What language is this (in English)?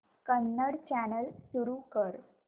Marathi